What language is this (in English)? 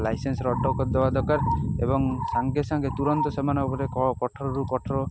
Odia